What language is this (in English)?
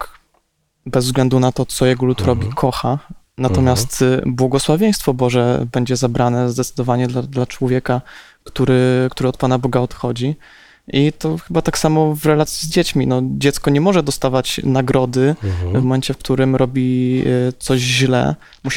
Polish